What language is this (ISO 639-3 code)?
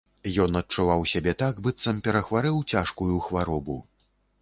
bel